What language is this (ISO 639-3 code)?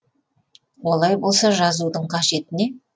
kaz